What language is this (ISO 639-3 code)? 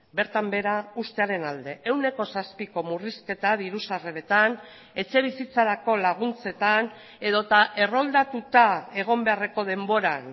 eus